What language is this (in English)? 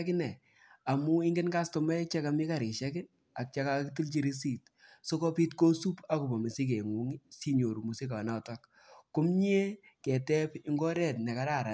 Kalenjin